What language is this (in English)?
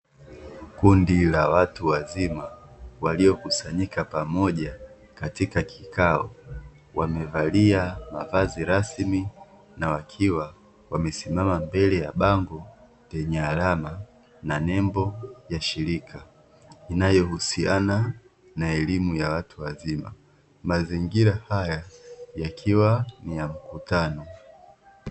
Swahili